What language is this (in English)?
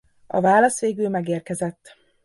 Hungarian